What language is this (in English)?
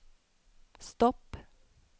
Norwegian